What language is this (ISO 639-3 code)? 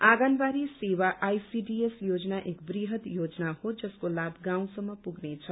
nep